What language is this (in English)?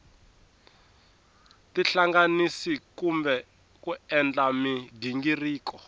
Tsonga